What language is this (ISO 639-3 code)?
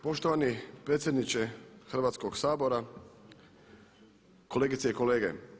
hrv